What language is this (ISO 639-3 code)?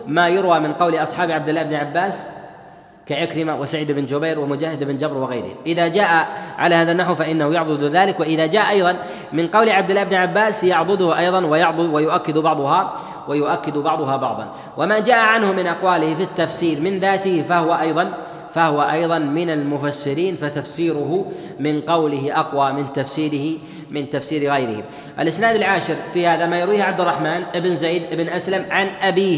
ara